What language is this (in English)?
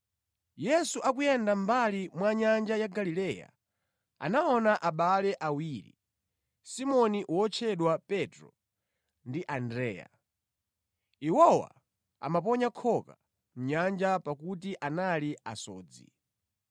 Nyanja